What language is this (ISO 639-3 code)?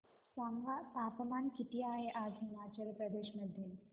mar